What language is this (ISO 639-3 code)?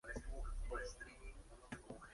spa